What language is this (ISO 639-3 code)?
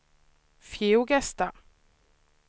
swe